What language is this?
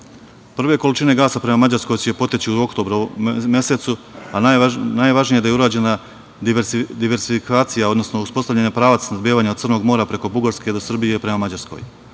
Serbian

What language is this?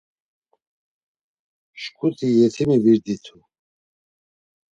Laz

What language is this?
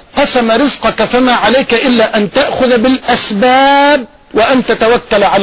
Arabic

